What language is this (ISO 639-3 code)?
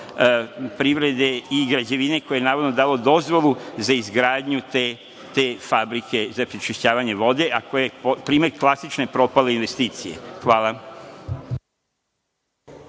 srp